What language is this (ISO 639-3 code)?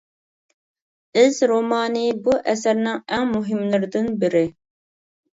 uig